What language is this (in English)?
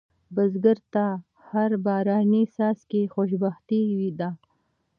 Pashto